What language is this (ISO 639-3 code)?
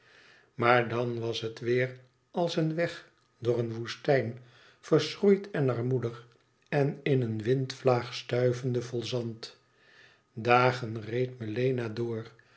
nld